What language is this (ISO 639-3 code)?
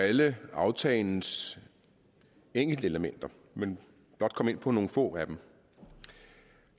dan